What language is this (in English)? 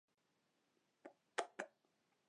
Chinese